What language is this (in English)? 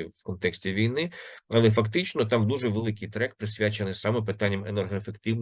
Ukrainian